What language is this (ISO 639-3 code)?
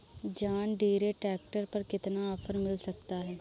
hin